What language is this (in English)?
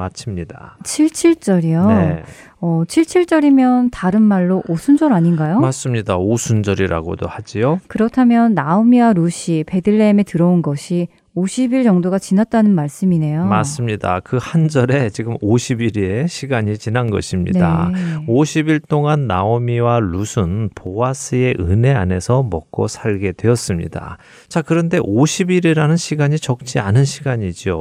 Korean